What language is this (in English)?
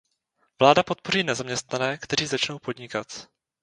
Czech